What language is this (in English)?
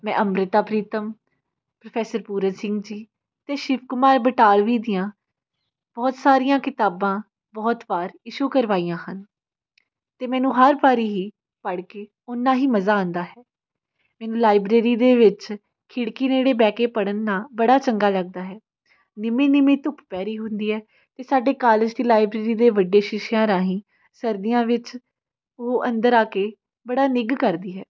Punjabi